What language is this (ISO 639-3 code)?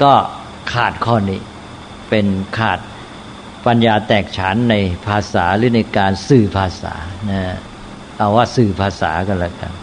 tha